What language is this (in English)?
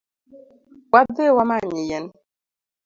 Luo (Kenya and Tanzania)